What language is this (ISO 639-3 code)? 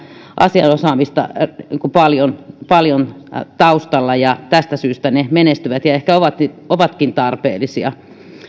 fin